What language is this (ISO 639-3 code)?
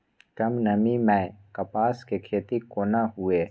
mai